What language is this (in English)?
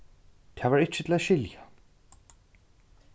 Faroese